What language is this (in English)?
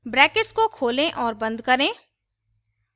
Hindi